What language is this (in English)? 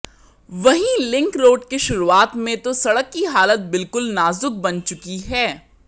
Hindi